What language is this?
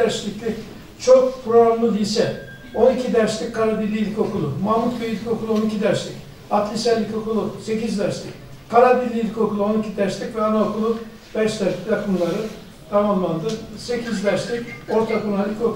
Turkish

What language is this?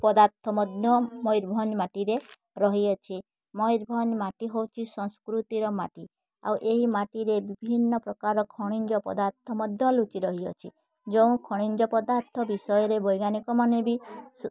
Odia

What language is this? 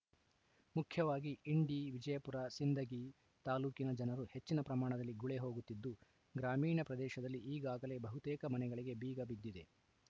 Kannada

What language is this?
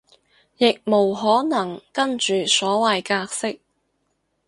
Cantonese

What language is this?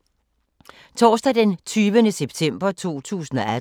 Danish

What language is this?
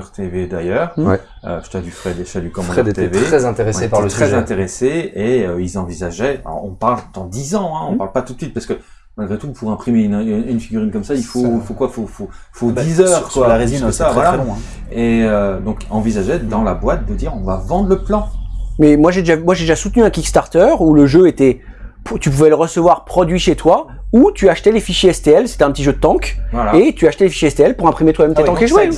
French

